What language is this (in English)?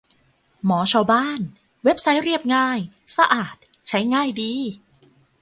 Thai